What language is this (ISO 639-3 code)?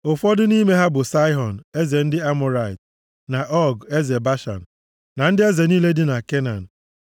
ibo